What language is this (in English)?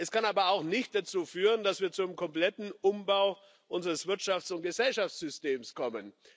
German